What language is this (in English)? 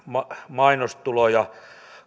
Finnish